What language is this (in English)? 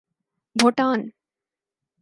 Urdu